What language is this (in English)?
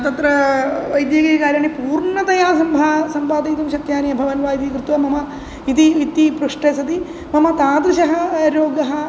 Sanskrit